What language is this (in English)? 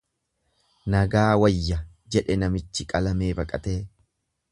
Oromo